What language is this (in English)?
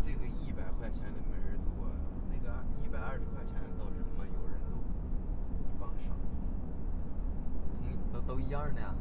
Chinese